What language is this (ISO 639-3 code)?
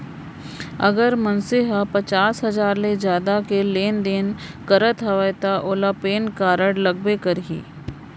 hne